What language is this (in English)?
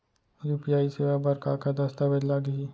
Chhattisgarhi